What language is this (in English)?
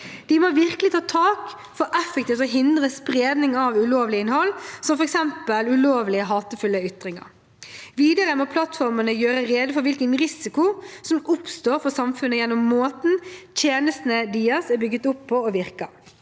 Norwegian